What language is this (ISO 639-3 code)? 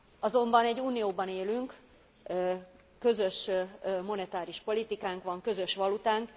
hun